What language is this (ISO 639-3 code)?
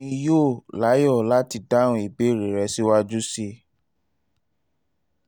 yor